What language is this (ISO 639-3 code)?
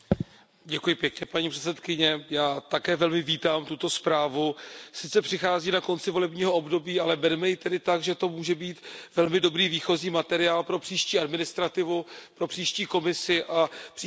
ces